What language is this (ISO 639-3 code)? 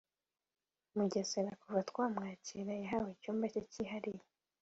kin